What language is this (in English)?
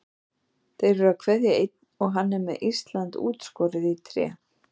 Icelandic